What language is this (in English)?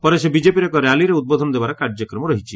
Odia